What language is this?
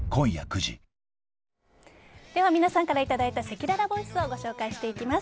Japanese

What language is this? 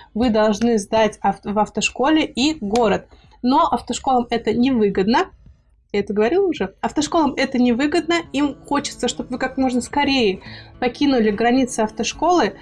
Russian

